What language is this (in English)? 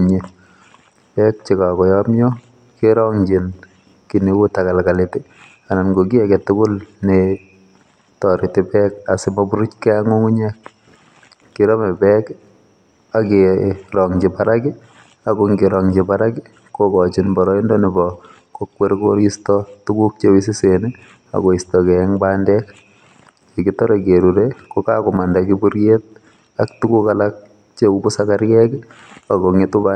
Kalenjin